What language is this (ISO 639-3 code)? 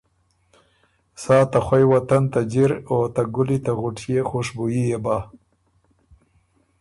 oru